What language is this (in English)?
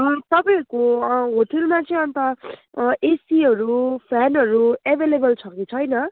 Nepali